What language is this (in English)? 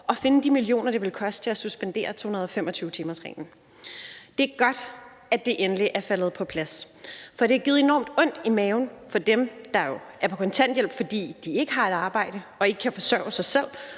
Danish